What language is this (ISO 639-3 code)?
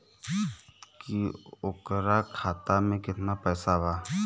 bho